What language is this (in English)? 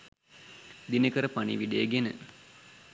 Sinhala